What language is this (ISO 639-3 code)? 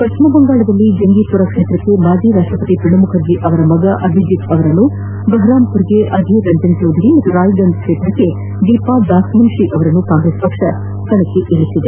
kan